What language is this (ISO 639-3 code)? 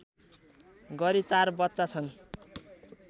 nep